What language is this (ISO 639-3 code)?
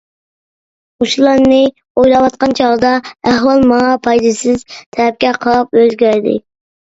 uig